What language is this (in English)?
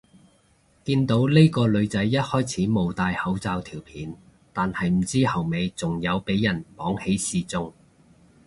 Cantonese